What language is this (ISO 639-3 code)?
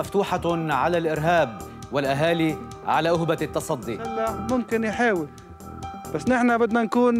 ara